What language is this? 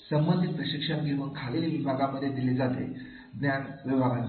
Marathi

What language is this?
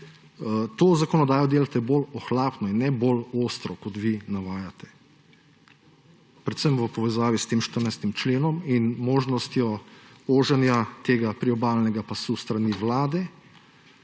Slovenian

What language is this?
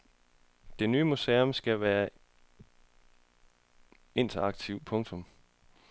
Danish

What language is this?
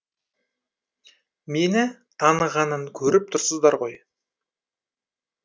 Kazakh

